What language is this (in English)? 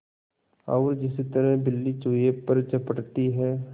Hindi